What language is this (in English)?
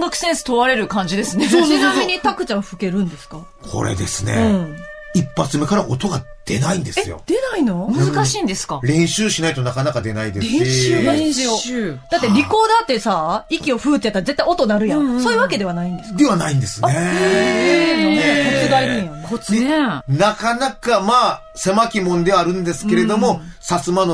Japanese